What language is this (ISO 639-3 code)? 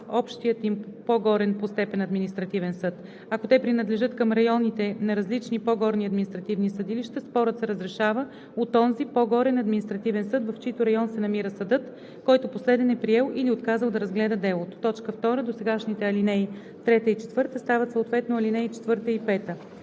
bul